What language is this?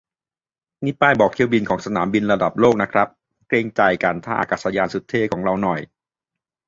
Thai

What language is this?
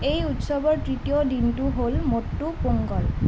Assamese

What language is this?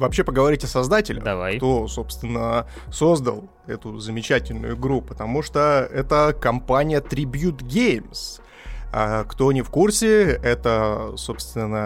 Russian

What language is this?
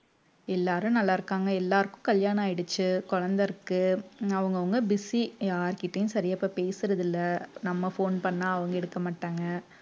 Tamil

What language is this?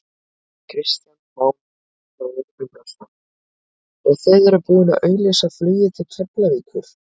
Icelandic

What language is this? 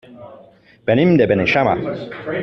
Catalan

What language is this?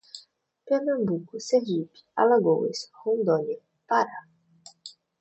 Portuguese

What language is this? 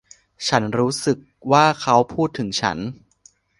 Thai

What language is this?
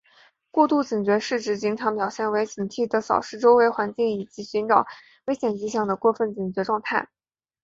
Chinese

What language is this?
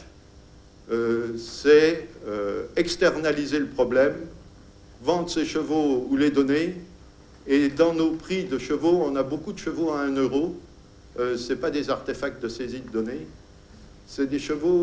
French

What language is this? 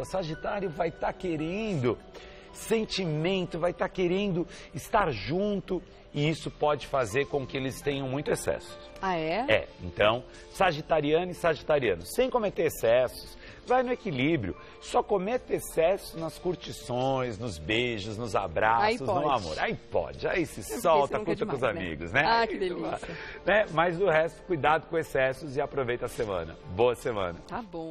Portuguese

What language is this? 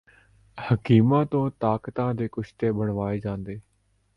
Punjabi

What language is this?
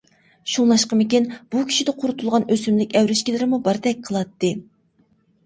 Uyghur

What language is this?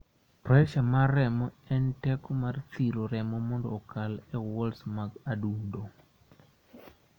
Luo (Kenya and Tanzania)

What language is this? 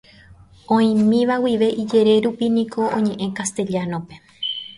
Guarani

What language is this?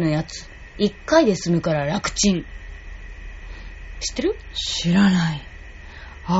Japanese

